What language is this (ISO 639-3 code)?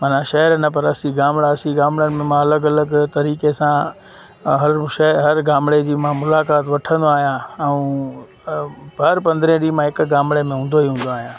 snd